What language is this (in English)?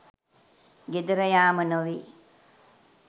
Sinhala